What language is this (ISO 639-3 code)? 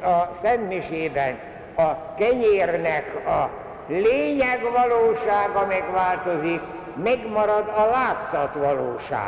hun